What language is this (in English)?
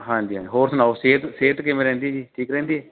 Punjabi